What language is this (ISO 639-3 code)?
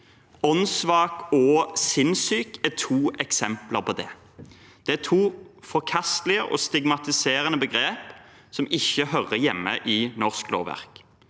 nor